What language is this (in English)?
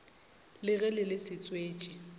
Northern Sotho